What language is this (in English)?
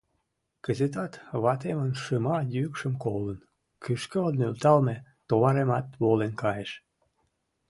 Mari